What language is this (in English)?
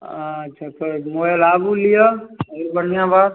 Maithili